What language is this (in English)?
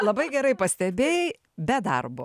Lithuanian